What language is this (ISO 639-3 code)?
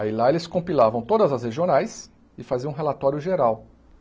por